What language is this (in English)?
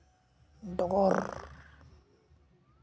Santali